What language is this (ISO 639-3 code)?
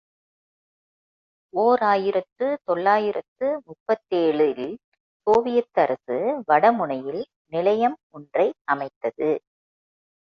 tam